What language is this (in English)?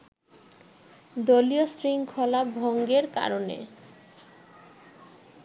Bangla